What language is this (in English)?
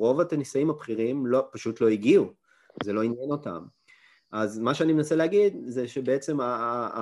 Hebrew